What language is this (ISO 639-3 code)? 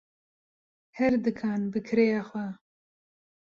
kur